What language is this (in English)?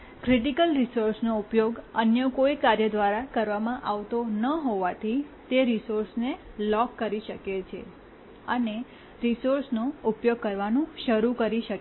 Gujarati